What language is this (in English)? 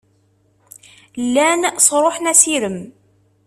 Kabyle